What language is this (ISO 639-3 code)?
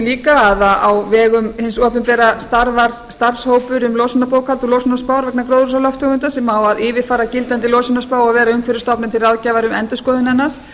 isl